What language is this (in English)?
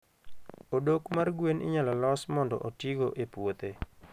Luo (Kenya and Tanzania)